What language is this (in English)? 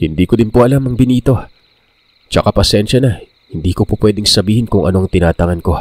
Filipino